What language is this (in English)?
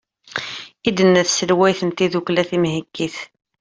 Kabyle